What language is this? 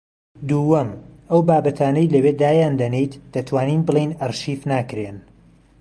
Central Kurdish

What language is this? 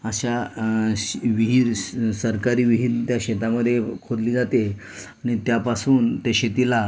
Marathi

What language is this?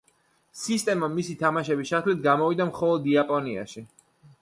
Georgian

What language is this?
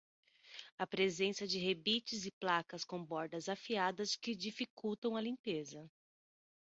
Portuguese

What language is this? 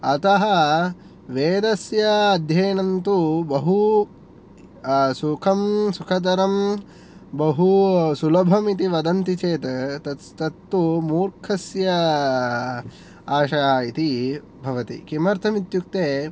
Sanskrit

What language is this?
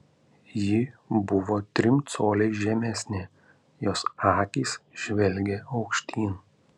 Lithuanian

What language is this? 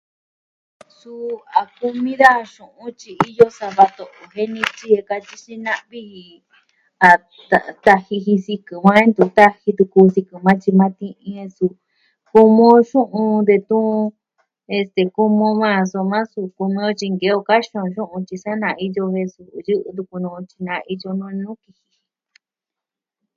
Southwestern Tlaxiaco Mixtec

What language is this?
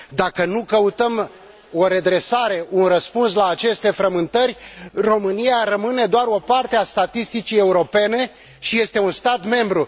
Romanian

